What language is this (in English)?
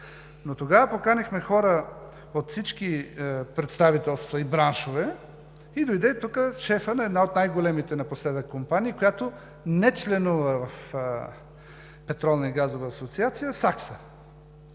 Bulgarian